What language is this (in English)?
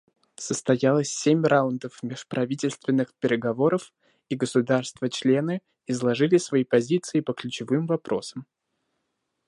Russian